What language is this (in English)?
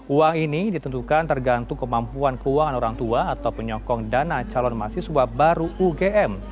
Indonesian